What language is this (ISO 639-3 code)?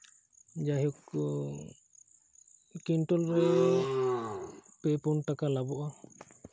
sat